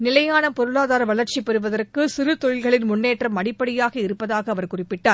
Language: Tamil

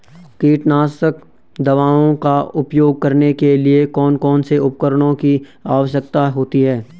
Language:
Hindi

